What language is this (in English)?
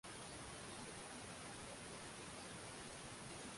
Swahili